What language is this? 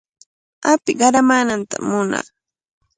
Cajatambo North Lima Quechua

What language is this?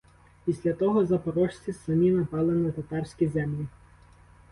Ukrainian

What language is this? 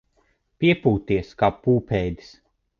Latvian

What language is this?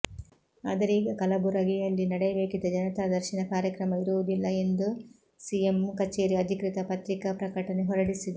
Kannada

